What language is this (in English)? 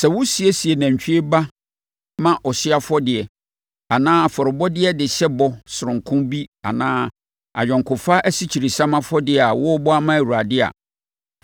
Akan